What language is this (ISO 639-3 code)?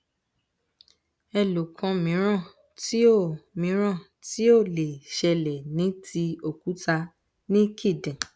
yor